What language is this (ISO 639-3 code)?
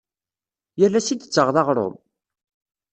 kab